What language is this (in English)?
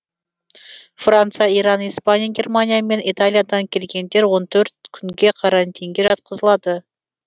Kazakh